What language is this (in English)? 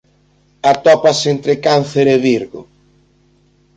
Galician